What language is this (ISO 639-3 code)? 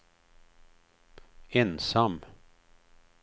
swe